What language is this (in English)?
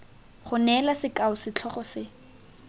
Tswana